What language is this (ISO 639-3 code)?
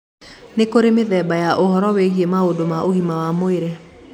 kik